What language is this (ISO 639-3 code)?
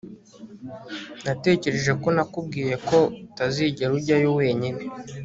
kin